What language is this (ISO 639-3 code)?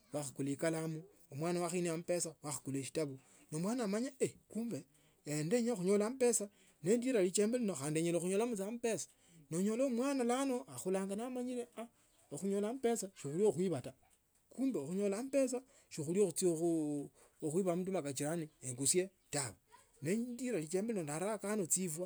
lto